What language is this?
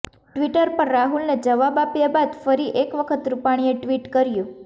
Gujarati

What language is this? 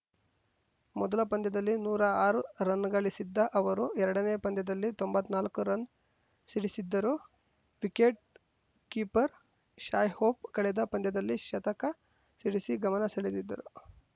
Kannada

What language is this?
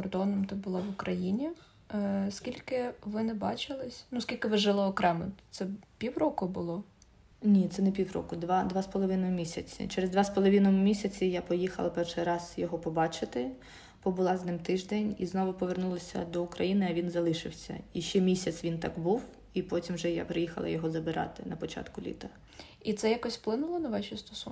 Ukrainian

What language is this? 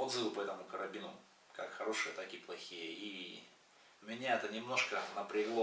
Russian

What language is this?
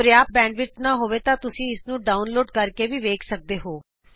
Punjabi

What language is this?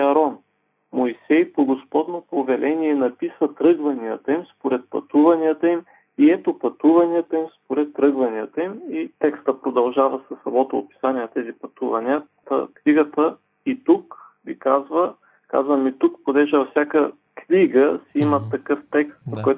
Bulgarian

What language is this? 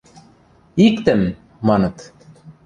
Western Mari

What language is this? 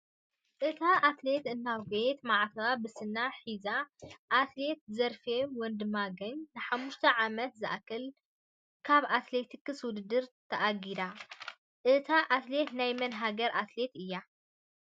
Tigrinya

